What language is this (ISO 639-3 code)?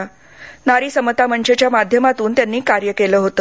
mar